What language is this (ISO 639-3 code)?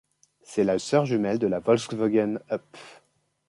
fra